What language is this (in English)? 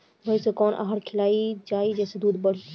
Bhojpuri